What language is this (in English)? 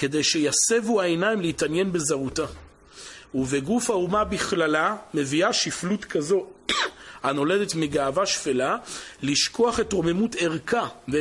Hebrew